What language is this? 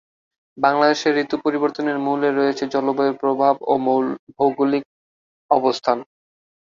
Bangla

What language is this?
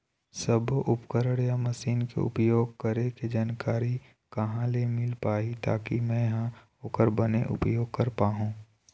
Chhattisgarhi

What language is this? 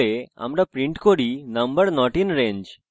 Bangla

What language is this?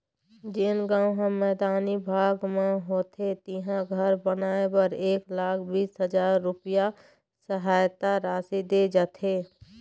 Chhattisgarhi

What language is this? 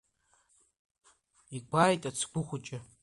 Abkhazian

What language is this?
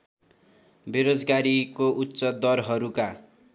Nepali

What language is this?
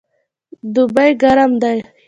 Pashto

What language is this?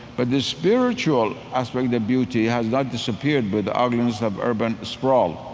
English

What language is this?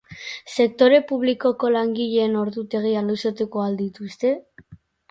Basque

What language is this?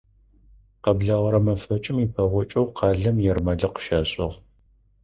Adyghe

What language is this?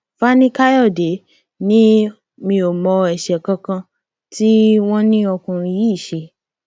Yoruba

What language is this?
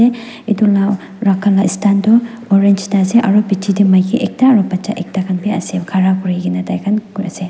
Naga Pidgin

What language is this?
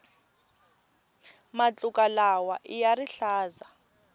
Tsonga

